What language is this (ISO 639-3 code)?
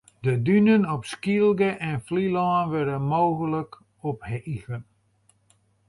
fry